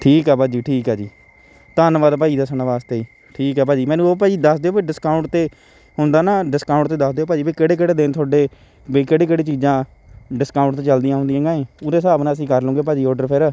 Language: Punjabi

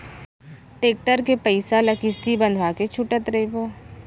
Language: Chhattisgarhi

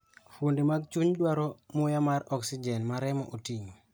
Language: Luo (Kenya and Tanzania)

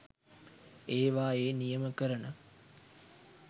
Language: Sinhala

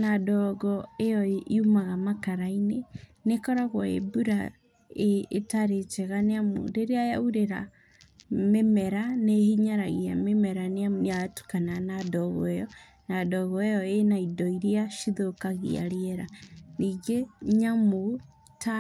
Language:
Kikuyu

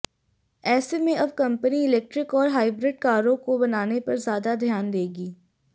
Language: Hindi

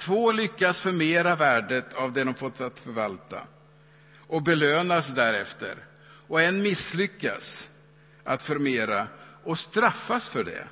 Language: Swedish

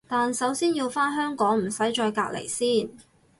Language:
Cantonese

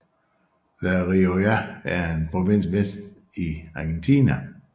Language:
Danish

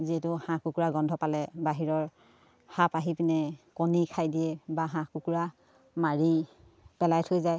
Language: Assamese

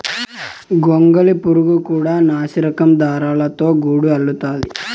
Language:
Telugu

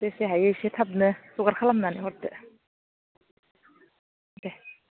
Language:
Bodo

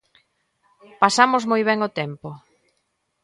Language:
Galician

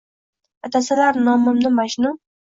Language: Uzbek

